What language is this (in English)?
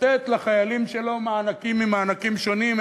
Hebrew